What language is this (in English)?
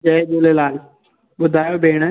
Sindhi